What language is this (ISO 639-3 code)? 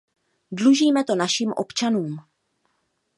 ces